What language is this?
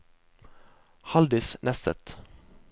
Norwegian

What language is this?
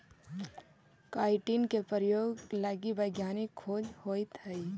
Magahi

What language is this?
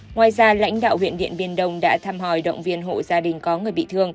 Vietnamese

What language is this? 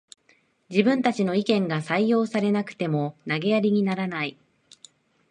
Japanese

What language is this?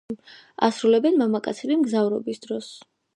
Georgian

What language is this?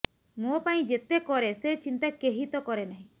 Odia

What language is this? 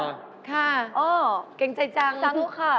Thai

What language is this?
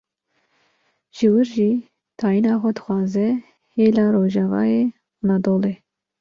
Kurdish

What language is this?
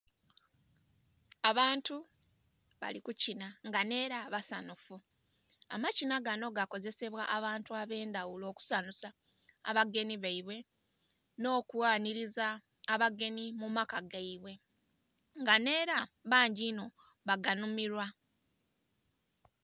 Soga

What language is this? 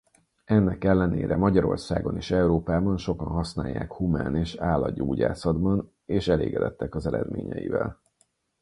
Hungarian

